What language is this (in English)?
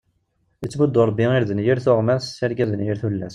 Kabyle